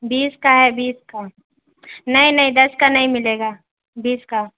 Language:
Urdu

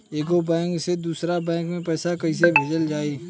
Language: Bhojpuri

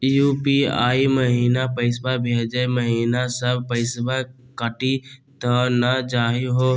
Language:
Magahi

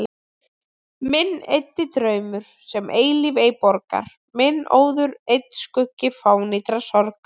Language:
Icelandic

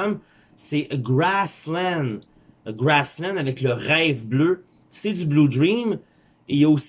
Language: French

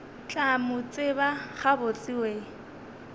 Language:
Northern Sotho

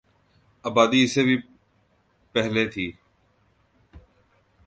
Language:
Urdu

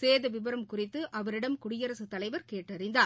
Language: Tamil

